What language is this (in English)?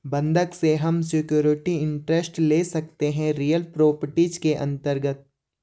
Hindi